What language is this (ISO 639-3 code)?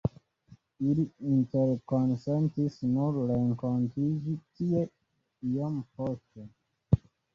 epo